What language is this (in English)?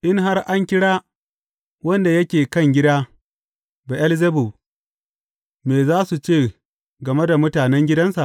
Hausa